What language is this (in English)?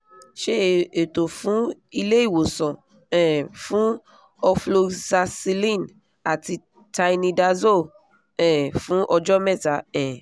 Yoruba